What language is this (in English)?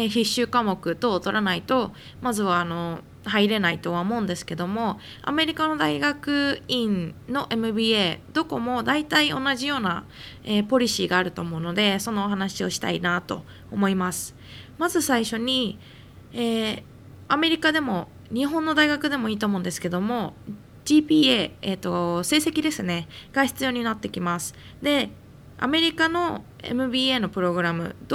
Japanese